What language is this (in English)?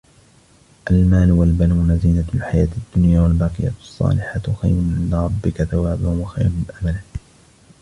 Arabic